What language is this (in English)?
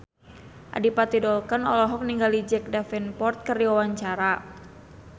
Sundanese